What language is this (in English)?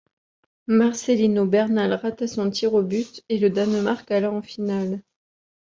French